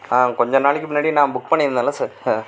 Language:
Tamil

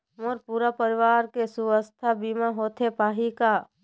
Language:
Chhattisgarhi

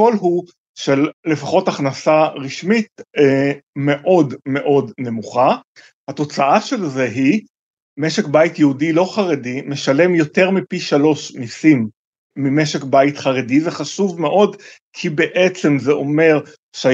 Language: Hebrew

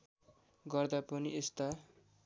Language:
Nepali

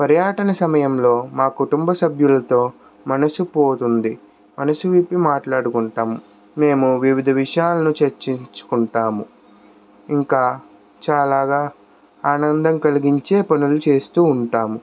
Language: Telugu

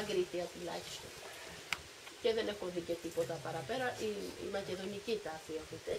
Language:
Greek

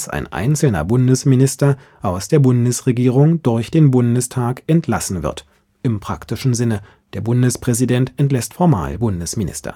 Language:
German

